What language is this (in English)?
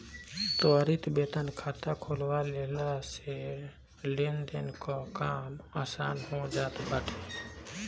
Bhojpuri